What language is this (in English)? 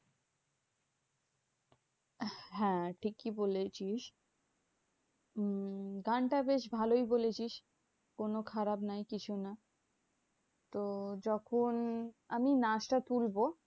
Bangla